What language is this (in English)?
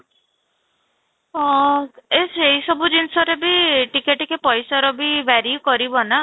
Odia